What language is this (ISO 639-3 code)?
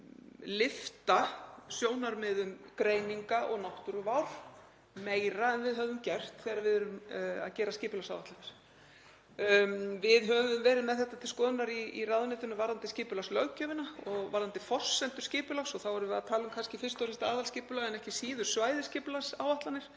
isl